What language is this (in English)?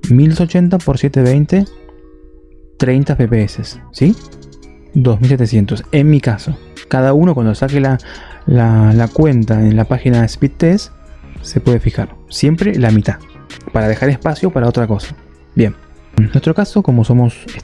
Spanish